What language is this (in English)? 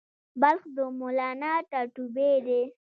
Pashto